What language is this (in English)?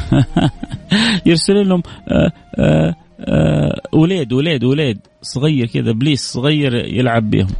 Arabic